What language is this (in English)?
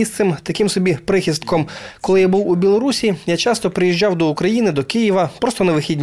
Ukrainian